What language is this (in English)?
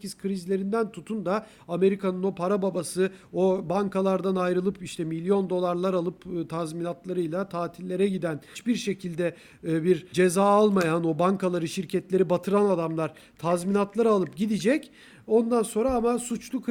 Turkish